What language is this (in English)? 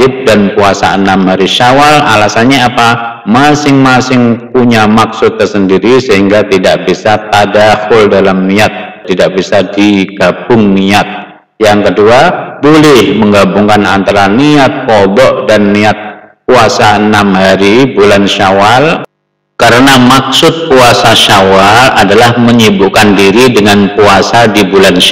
Indonesian